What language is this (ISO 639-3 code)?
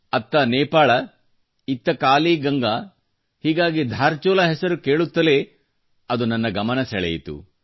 kan